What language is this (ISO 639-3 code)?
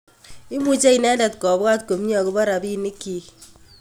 kln